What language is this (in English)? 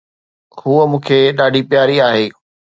Sindhi